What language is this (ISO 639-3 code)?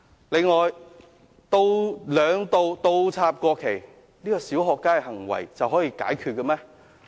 yue